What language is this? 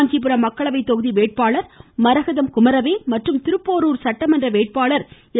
Tamil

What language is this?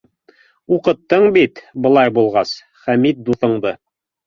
Bashkir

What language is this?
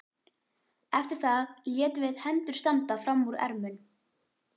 Icelandic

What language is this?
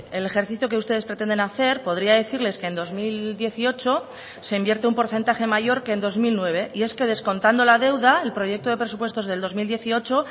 Spanish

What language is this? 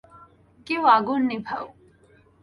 Bangla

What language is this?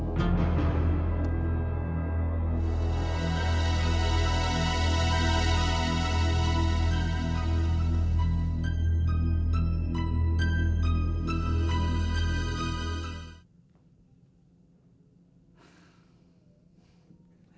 Indonesian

